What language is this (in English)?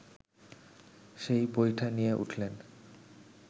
Bangla